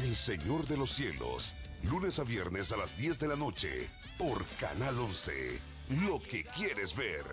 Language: Spanish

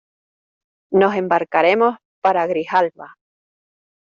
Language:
Spanish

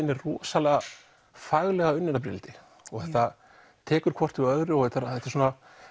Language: Icelandic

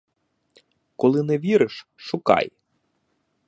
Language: Ukrainian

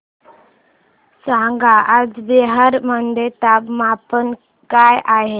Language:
Marathi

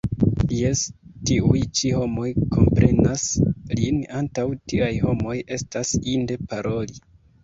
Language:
Esperanto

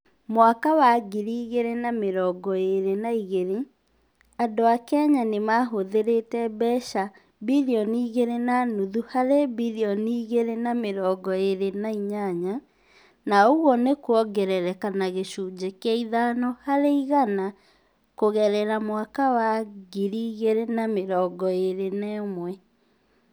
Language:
Kikuyu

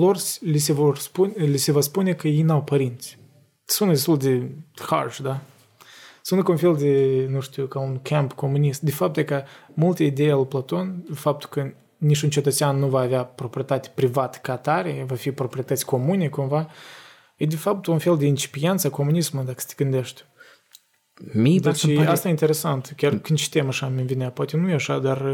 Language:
Romanian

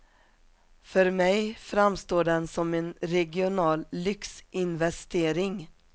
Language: Swedish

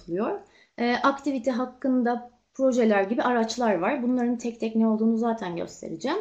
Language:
Turkish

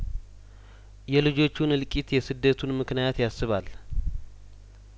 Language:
Amharic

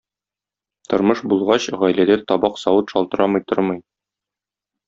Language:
Tatar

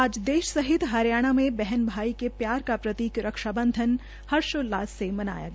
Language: Hindi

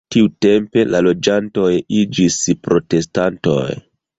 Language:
Esperanto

